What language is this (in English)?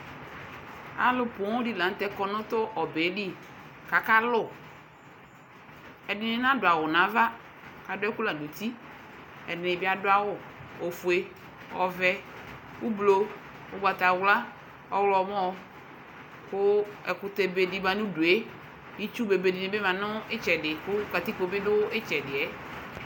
Ikposo